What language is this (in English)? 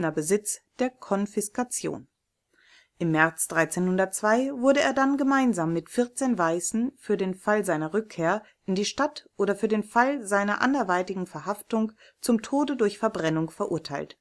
German